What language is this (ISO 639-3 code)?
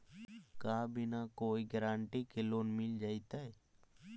mag